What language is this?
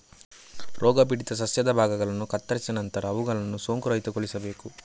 Kannada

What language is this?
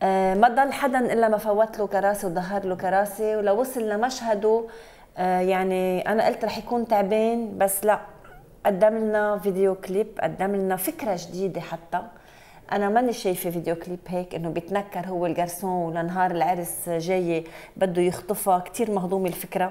Arabic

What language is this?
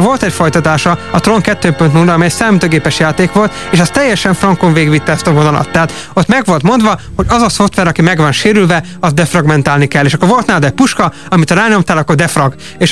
Hungarian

